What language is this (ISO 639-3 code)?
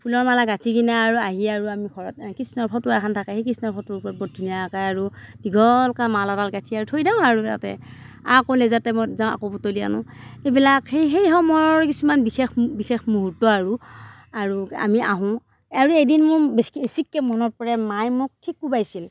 asm